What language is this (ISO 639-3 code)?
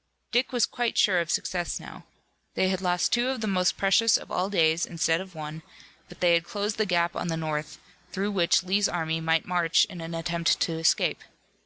eng